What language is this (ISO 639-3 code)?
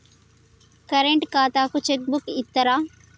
tel